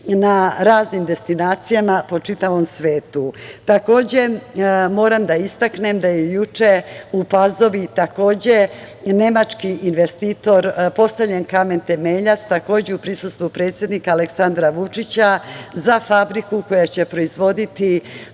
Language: Serbian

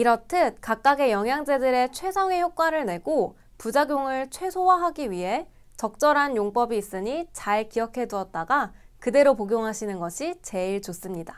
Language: Korean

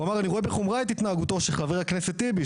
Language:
Hebrew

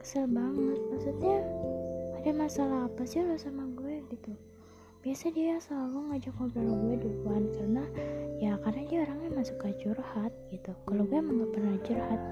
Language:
Indonesian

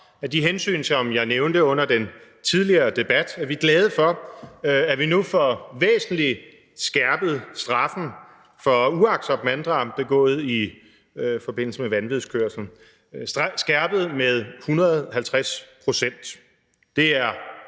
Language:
Danish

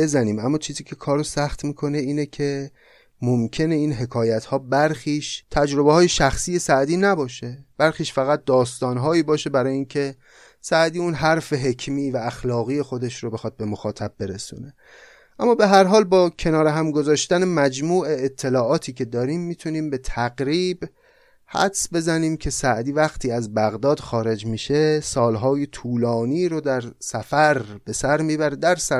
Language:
Persian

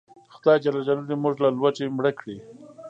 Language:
Pashto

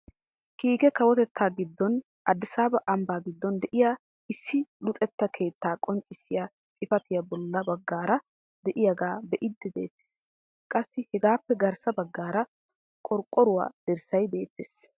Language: Wolaytta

